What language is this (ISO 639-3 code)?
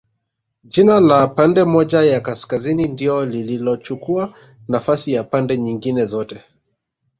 swa